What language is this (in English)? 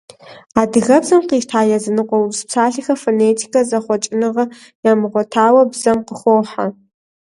Kabardian